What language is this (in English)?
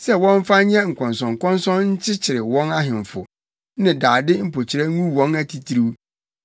Akan